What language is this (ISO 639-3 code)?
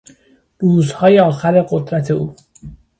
fas